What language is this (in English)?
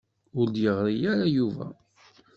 Kabyle